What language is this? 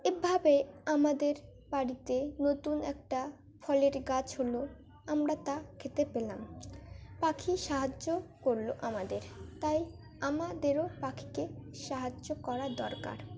Bangla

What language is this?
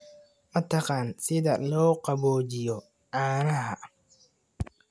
Somali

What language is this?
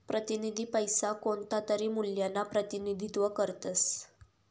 Marathi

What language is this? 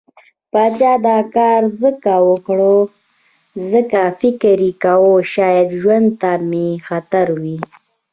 Pashto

